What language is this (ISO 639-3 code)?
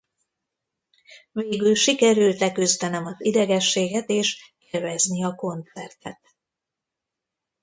hun